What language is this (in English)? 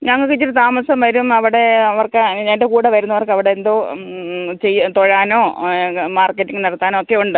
Malayalam